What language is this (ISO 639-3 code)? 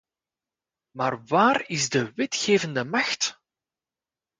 nld